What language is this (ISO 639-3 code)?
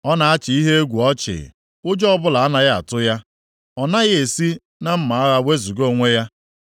ibo